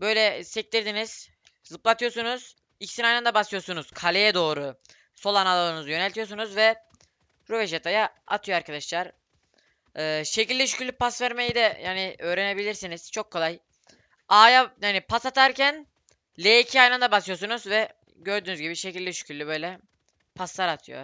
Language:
Turkish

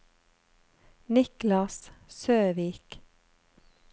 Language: Norwegian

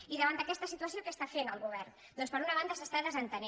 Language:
Catalan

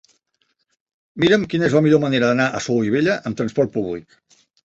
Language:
Catalan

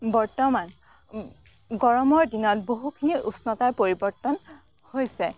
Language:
Assamese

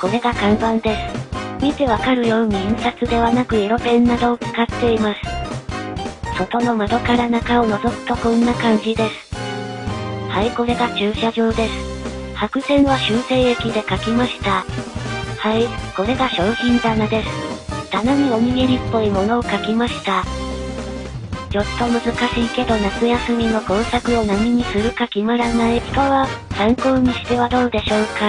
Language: Japanese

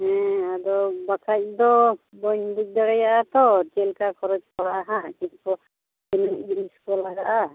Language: Santali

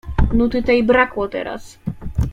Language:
Polish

